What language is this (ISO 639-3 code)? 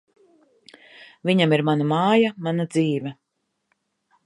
lav